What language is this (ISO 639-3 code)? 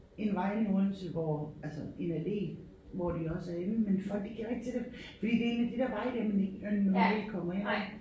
dan